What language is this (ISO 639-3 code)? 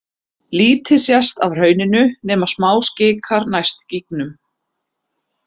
isl